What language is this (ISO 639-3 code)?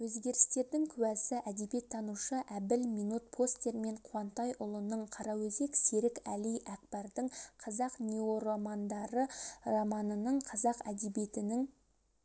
kaz